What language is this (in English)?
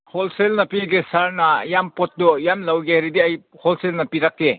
Manipuri